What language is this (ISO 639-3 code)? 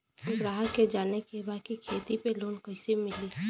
bho